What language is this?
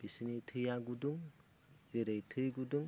Bodo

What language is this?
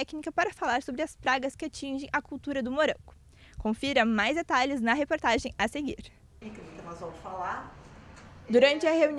Portuguese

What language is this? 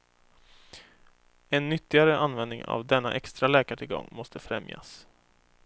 Swedish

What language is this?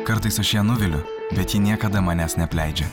Lithuanian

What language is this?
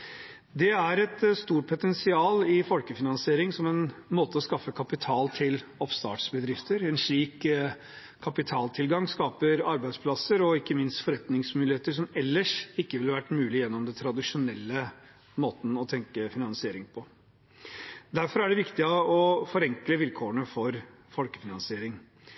Norwegian Bokmål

